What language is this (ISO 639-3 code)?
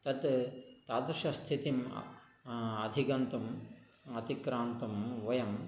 san